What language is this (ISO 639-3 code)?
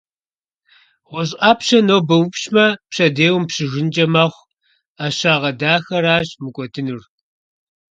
kbd